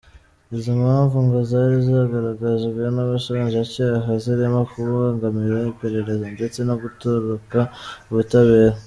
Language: Kinyarwanda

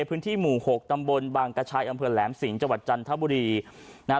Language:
Thai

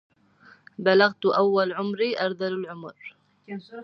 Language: Arabic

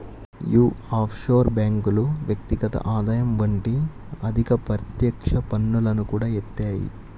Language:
Telugu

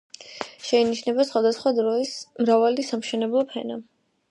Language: Georgian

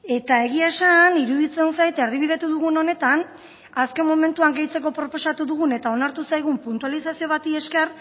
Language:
Basque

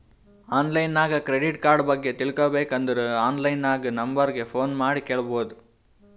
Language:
Kannada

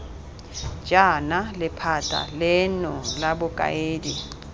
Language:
Tswana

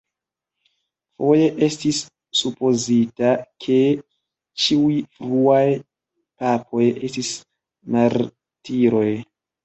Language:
Esperanto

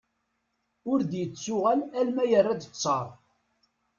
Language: Kabyle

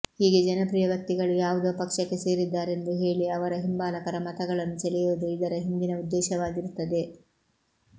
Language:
Kannada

